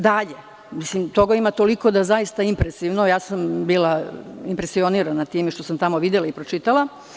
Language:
Serbian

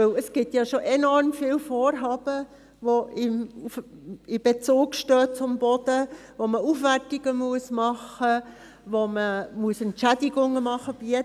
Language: Swiss German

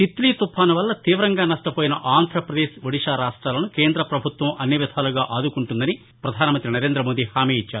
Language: Telugu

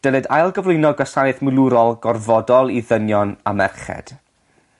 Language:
Welsh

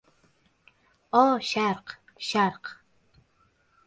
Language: Uzbek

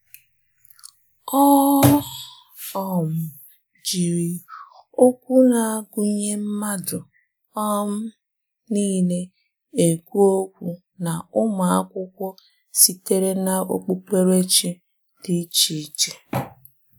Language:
Igbo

